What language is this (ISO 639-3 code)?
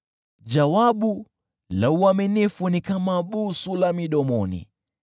swa